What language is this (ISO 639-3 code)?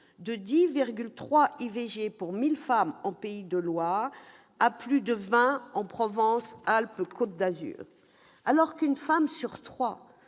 fra